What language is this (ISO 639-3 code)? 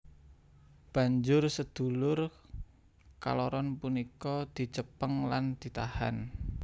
jav